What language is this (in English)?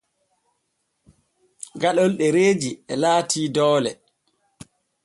Borgu Fulfulde